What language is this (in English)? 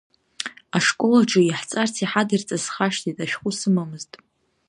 Abkhazian